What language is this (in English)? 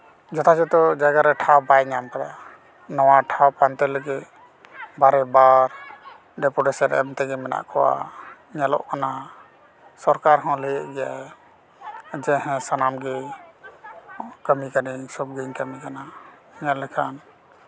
Santali